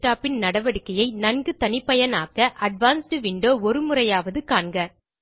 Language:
Tamil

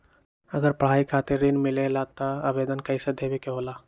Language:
Magahi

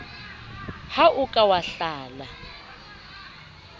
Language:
Southern Sotho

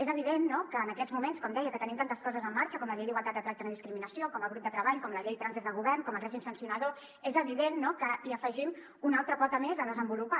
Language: Catalan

